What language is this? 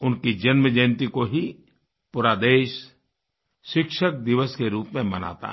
Hindi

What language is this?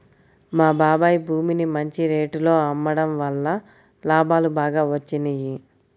Telugu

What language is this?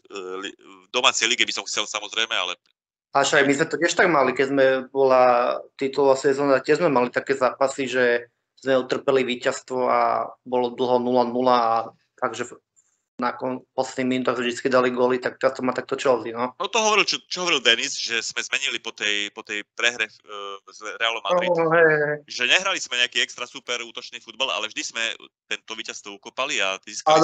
Slovak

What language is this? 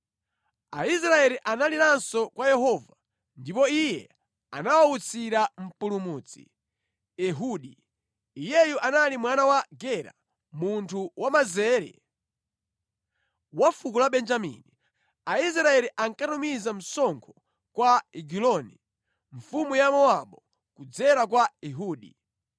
Nyanja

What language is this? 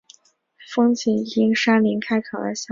Chinese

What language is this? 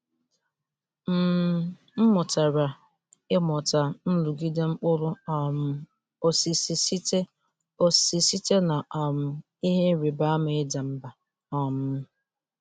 Igbo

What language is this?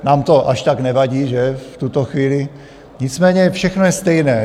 Czech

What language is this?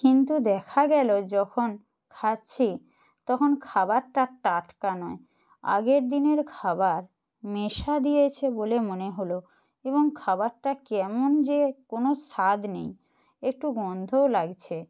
Bangla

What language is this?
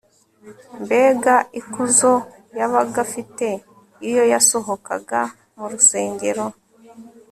Kinyarwanda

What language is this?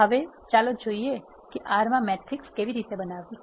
Gujarati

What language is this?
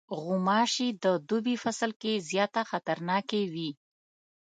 Pashto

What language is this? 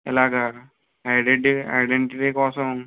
Telugu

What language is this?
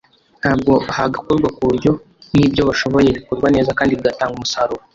Kinyarwanda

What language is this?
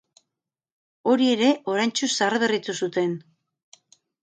Basque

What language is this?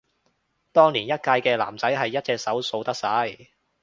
Cantonese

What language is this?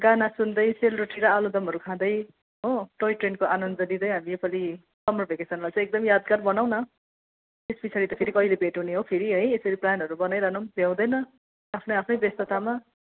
Nepali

